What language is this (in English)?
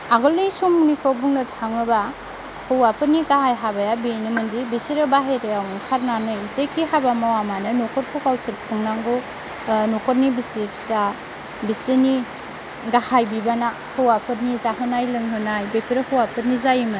Bodo